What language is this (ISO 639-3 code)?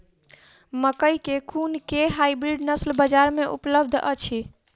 mai